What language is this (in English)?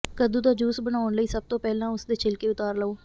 Punjabi